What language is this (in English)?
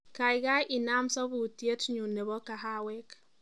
Kalenjin